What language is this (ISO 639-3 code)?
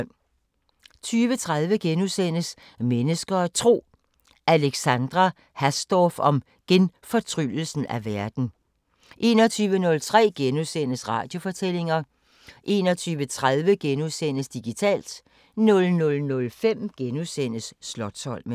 dan